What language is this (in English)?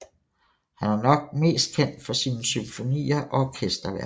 Danish